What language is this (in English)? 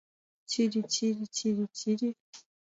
Mari